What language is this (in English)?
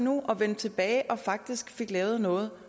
Danish